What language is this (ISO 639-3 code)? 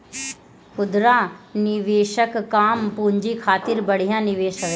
bho